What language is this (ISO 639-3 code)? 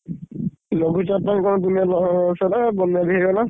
ori